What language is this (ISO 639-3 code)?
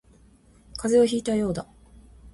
jpn